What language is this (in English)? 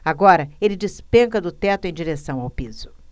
Portuguese